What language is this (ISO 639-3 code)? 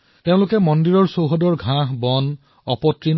asm